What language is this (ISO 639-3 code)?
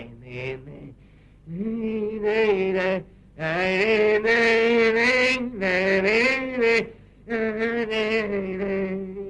rus